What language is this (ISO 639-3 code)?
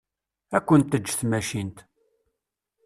kab